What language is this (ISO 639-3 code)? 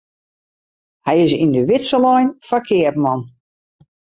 fry